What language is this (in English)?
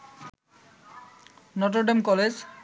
Bangla